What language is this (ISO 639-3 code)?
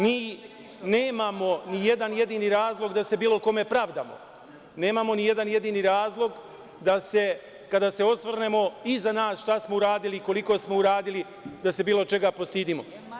srp